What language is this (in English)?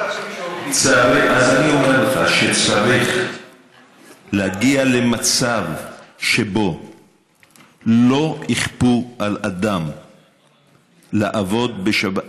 Hebrew